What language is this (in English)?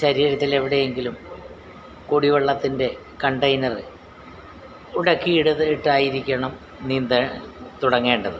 Malayalam